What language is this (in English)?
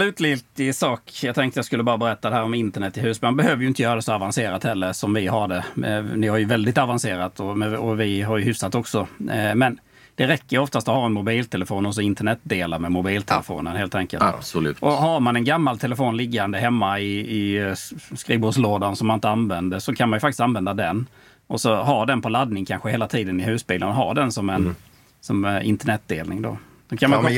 Swedish